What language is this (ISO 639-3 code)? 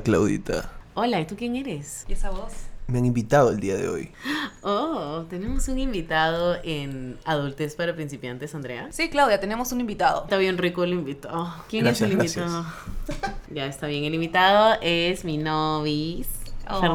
spa